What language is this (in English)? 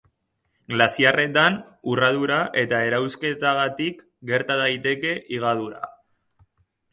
Basque